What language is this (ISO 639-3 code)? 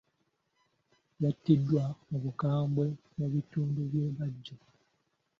lug